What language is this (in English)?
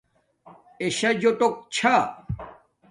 Domaaki